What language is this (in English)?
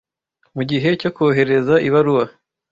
Kinyarwanda